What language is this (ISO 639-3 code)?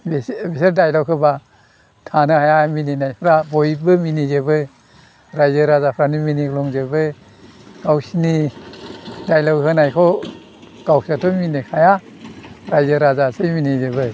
brx